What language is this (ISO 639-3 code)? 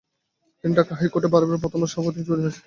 ben